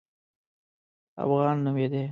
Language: Pashto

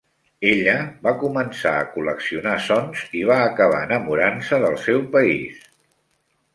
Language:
Catalan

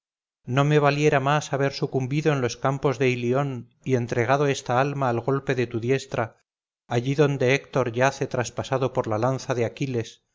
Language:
Spanish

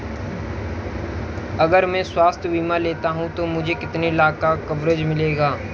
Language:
Hindi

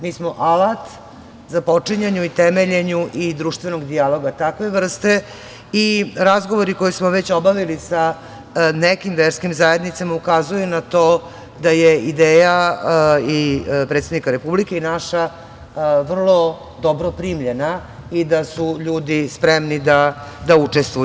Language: Serbian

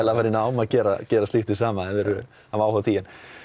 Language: Icelandic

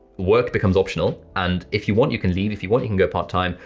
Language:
English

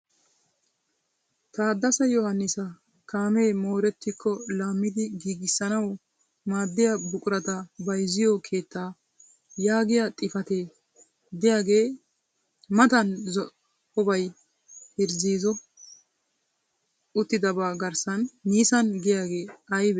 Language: Wolaytta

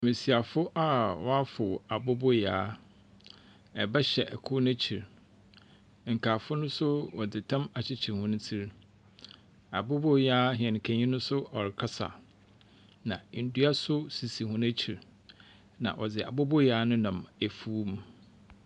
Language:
Akan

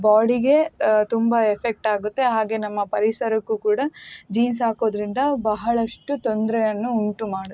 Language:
Kannada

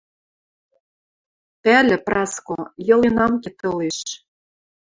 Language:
Western Mari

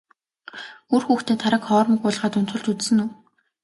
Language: Mongolian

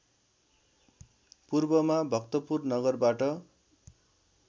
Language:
Nepali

